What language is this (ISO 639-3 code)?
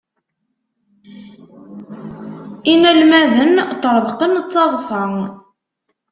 kab